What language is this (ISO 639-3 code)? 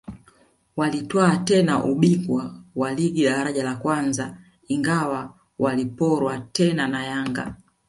swa